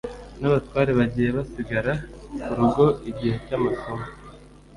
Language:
Kinyarwanda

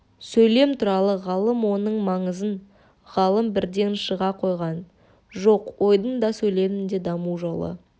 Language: Kazakh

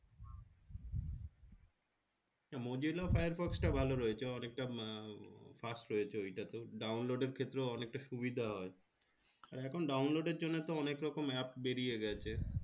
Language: Bangla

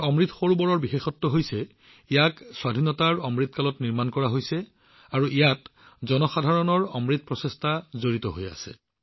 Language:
Assamese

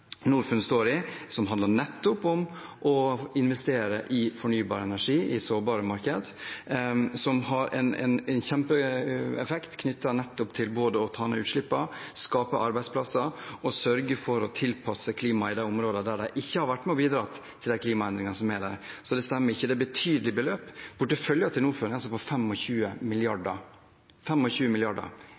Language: Norwegian Bokmål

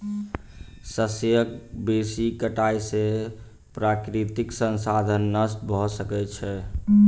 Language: Maithili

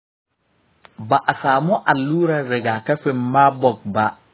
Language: Hausa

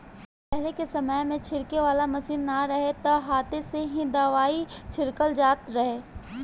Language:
Bhojpuri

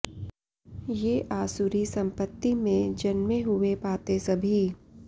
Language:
Sanskrit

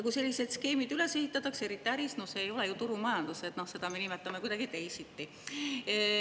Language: Estonian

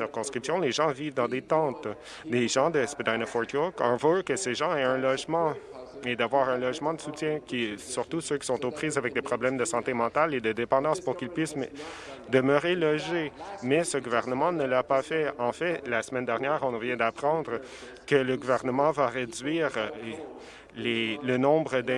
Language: French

